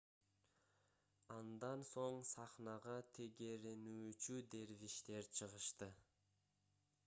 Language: Kyrgyz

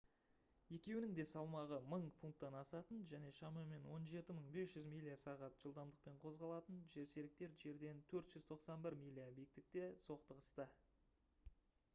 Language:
Kazakh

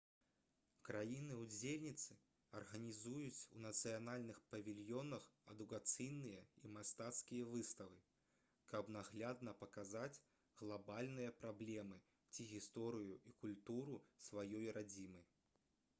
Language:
Belarusian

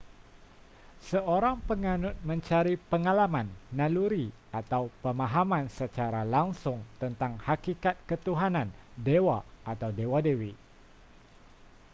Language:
Malay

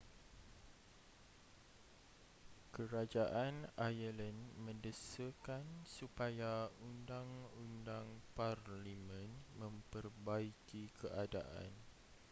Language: Malay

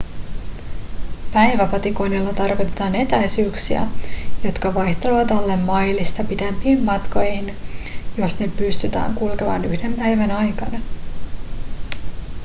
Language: Finnish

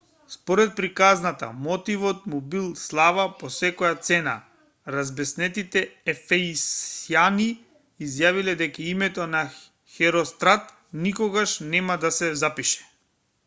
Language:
Macedonian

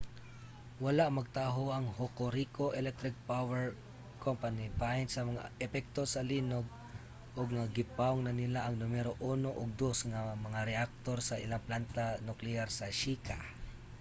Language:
Cebuano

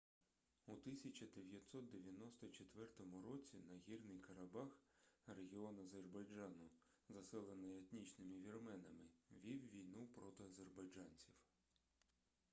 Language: Ukrainian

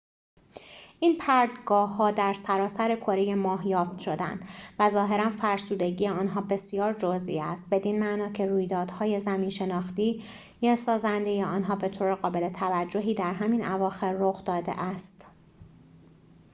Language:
Persian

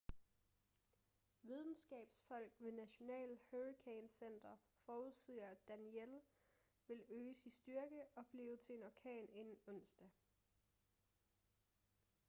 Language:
Danish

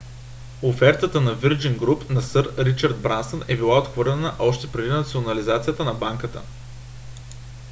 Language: Bulgarian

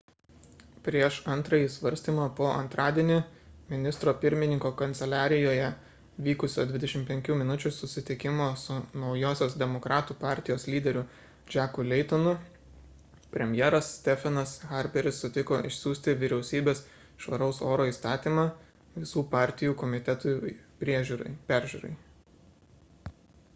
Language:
Lithuanian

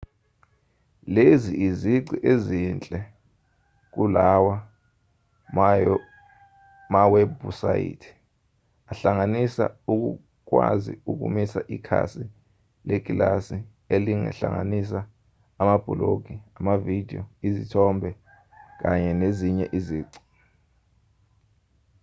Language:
Zulu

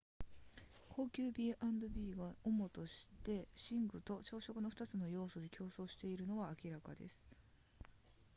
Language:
Japanese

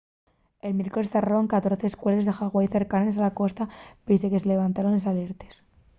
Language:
Asturian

